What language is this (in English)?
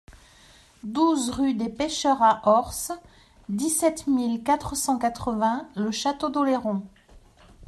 French